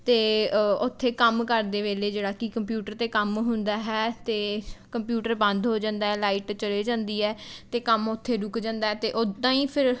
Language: Punjabi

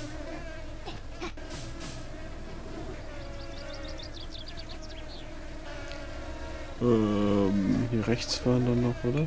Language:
German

